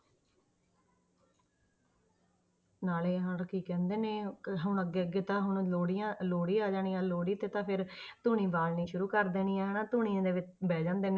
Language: Punjabi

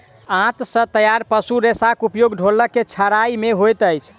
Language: Maithili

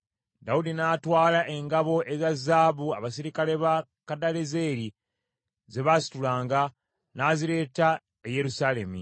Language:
Ganda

